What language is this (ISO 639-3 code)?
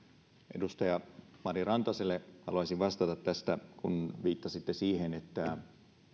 fin